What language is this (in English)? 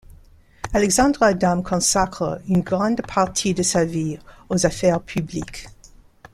French